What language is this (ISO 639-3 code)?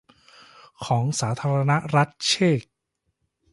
tha